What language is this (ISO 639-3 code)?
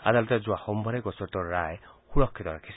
asm